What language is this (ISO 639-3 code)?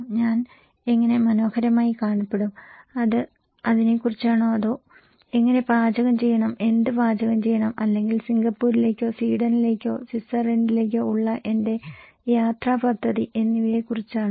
mal